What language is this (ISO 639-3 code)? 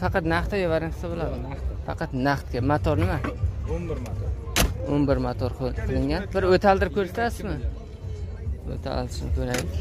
tur